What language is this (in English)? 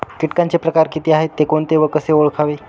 Marathi